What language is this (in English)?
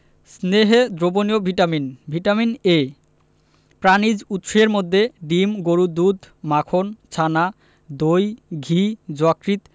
Bangla